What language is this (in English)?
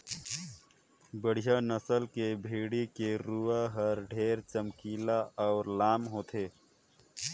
Chhattisgarhi